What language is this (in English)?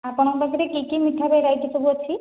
Odia